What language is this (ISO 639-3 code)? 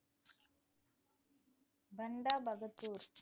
tam